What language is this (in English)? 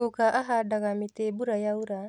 Kikuyu